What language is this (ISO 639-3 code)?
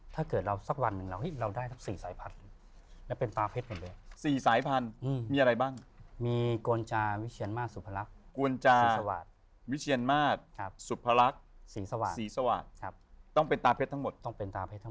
tha